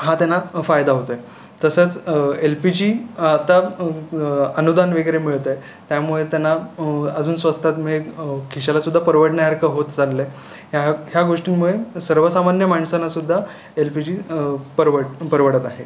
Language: Marathi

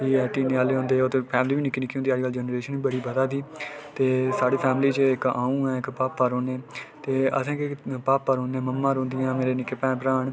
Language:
Dogri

